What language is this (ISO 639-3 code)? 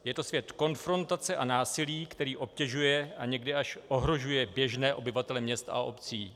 ces